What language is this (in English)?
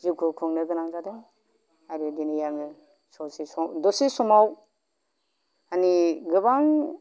Bodo